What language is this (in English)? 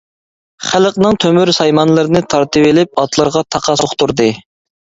Uyghur